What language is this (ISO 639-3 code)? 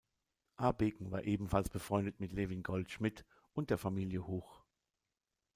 deu